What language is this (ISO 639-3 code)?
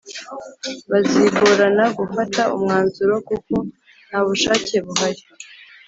kin